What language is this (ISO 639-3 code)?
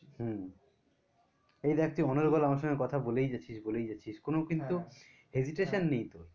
ben